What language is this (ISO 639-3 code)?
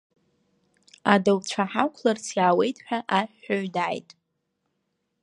abk